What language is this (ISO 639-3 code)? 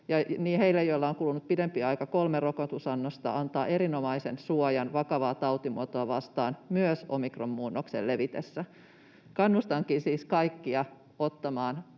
fin